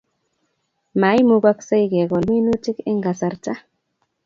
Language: Kalenjin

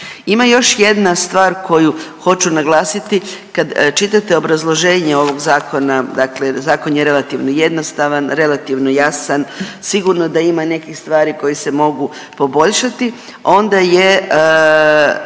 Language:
Croatian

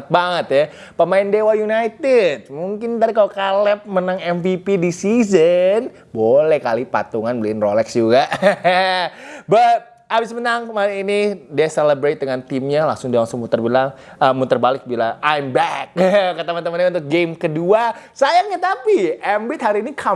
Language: Indonesian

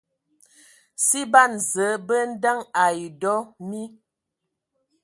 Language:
Ewondo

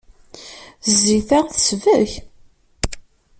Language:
Kabyle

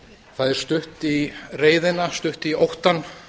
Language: Icelandic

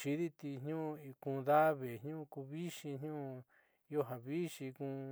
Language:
Southeastern Nochixtlán Mixtec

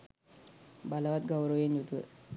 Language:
Sinhala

